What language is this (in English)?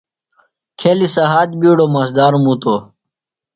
Phalura